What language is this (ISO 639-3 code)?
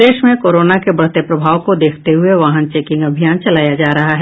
hin